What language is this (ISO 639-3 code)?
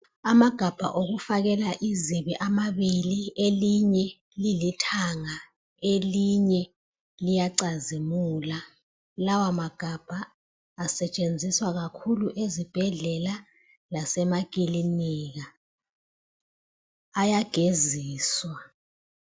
nde